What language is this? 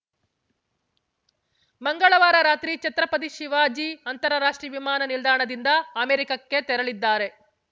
Kannada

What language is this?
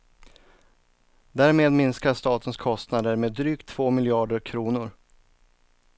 Swedish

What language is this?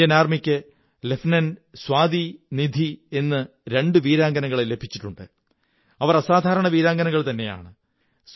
Malayalam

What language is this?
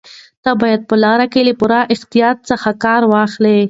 Pashto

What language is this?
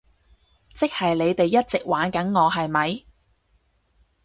Cantonese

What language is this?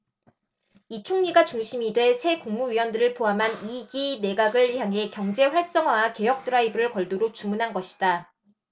Korean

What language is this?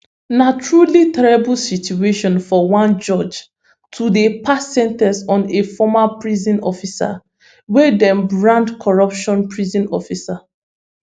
Nigerian Pidgin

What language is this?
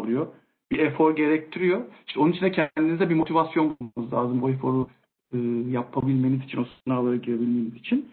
Turkish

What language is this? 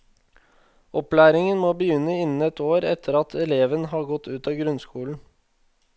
Norwegian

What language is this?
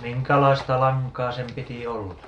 Finnish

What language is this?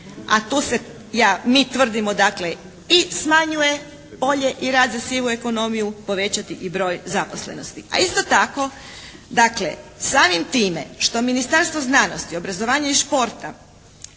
Croatian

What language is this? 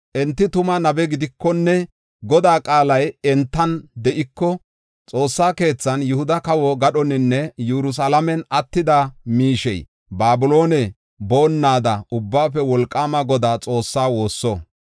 Gofa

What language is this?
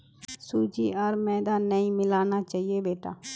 Magahi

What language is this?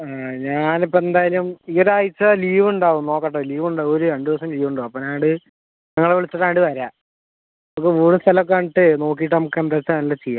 Malayalam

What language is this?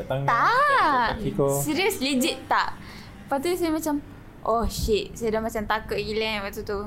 Malay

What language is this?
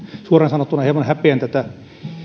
Finnish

